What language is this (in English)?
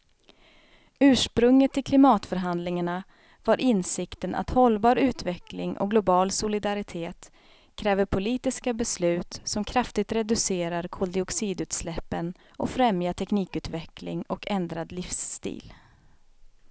Swedish